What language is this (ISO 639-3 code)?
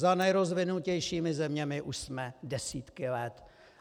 ces